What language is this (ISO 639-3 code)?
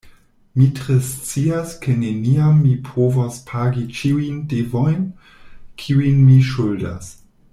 epo